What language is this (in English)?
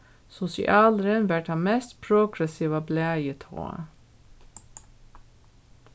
Faroese